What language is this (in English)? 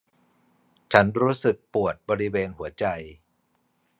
Thai